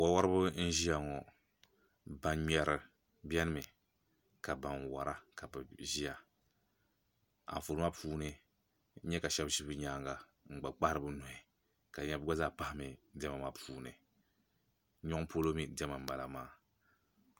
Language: Dagbani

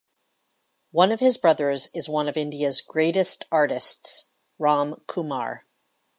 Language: English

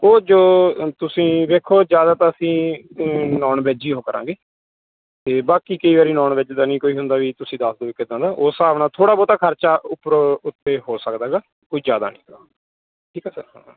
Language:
Punjabi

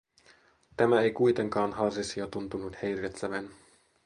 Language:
Finnish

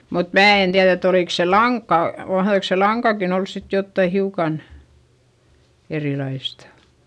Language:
Finnish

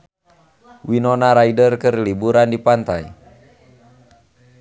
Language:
Sundanese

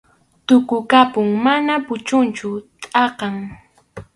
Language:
Arequipa-La Unión Quechua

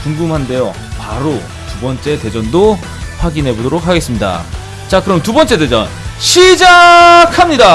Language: Korean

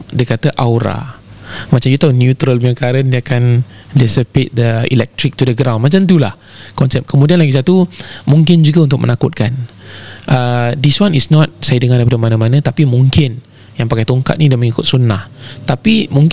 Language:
Malay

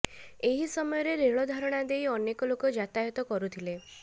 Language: Odia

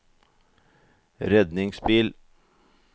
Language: Norwegian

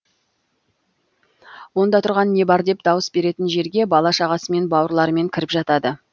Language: Kazakh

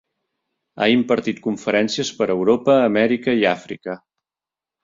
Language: Catalan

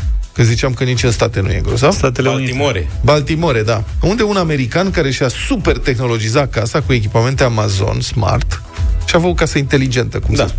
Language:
Romanian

